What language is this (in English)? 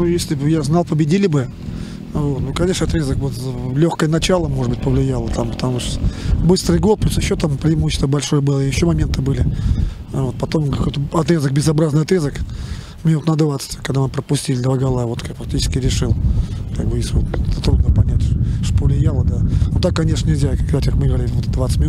Russian